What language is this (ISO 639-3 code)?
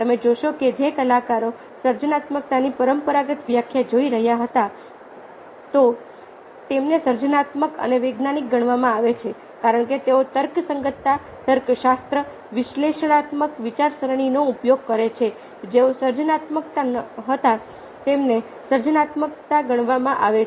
guj